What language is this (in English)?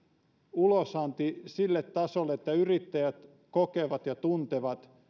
Finnish